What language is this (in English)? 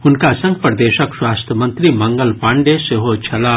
Maithili